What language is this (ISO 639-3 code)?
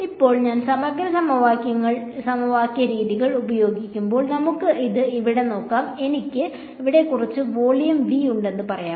mal